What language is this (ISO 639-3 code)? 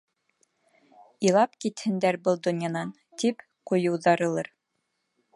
bak